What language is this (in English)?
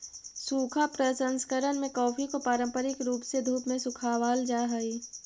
Magahi